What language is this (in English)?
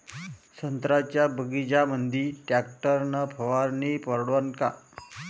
Marathi